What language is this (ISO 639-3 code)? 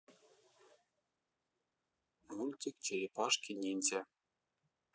rus